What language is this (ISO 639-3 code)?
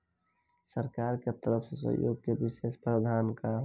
bho